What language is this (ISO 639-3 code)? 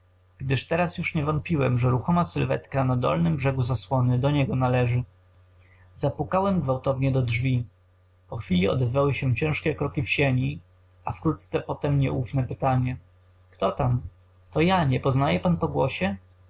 pol